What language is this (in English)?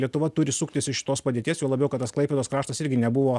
Lithuanian